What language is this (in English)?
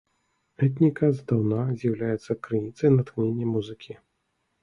Belarusian